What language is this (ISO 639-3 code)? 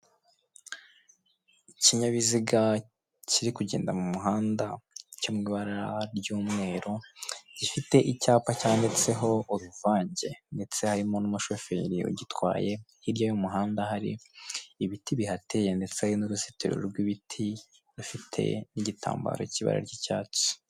kin